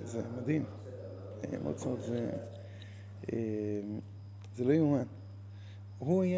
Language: Hebrew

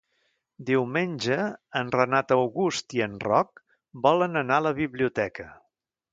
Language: Catalan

